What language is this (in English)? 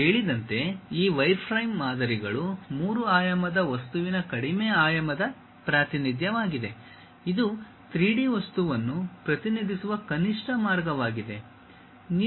Kannada